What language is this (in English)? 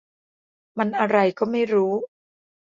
Thai